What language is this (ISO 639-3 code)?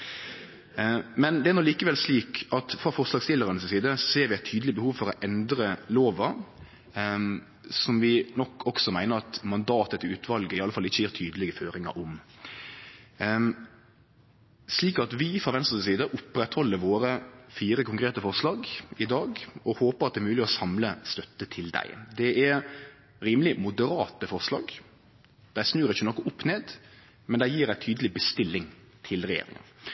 nno